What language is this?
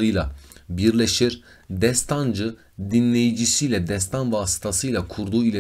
Turkish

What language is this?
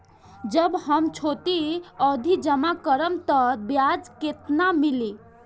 Bhojpuri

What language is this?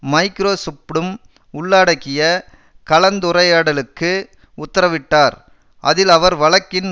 Tamil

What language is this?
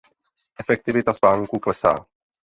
Czech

